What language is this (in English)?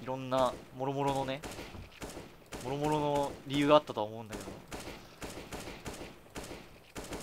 Japanese